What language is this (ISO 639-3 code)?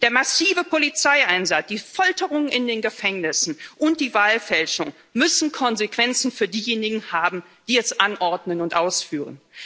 deu